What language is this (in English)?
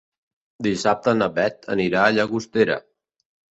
Catalan